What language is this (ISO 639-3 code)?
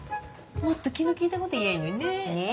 jpn